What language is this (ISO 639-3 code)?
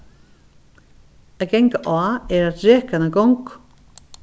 fao